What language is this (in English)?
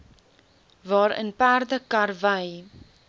Afrikaans